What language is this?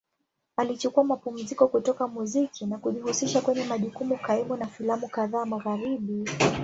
Swahili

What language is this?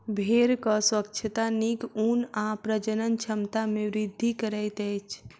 Maithili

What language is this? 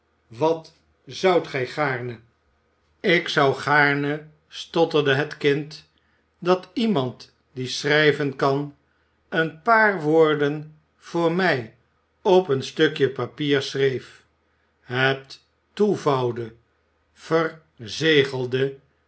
Dutch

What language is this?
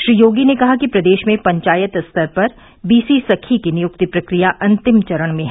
Hindi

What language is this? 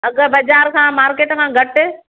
Sindhi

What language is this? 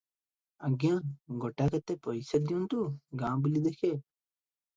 Odia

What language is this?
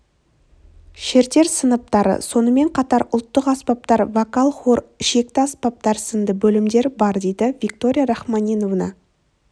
Kazakh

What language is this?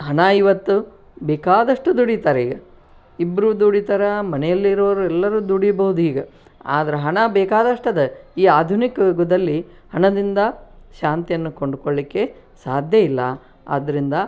Kannada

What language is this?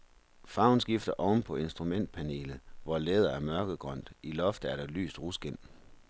Danish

